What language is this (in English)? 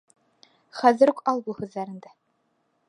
Bashkir